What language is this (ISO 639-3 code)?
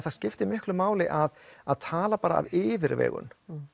isl